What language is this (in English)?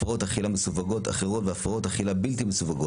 Hebrew